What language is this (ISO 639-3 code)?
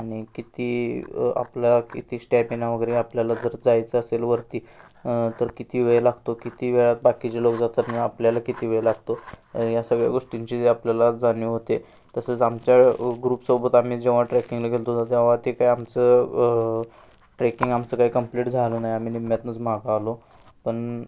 mar